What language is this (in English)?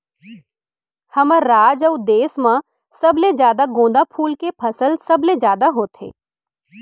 Chhattisgarhi